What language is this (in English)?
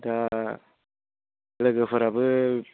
Bodo